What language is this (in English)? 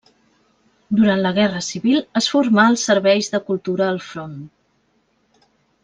Catalan